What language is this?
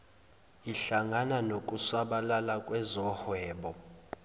Zulu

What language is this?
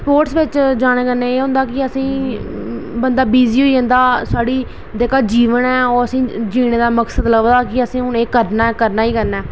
Dogri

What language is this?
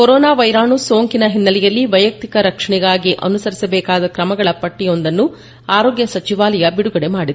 Kannada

